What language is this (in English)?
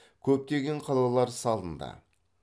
Kazakh